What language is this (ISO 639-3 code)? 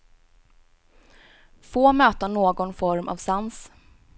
swe